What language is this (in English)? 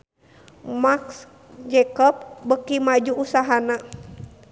Sundanese